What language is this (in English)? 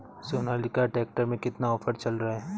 Hindi